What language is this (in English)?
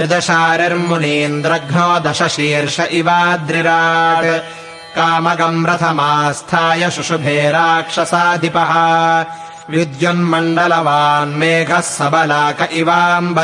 Kannada